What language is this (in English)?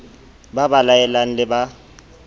Southern Sotho